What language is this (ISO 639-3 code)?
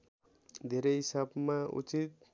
nep